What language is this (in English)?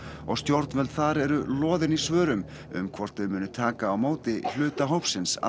Icelandic